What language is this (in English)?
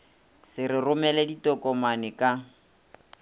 Northern Sotho